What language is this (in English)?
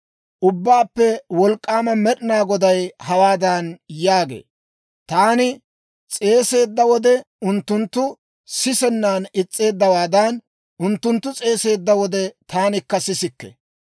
Dawro